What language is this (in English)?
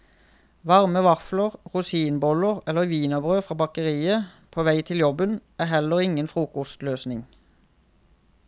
Norwegian